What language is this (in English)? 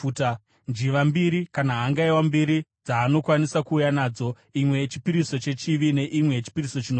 Shona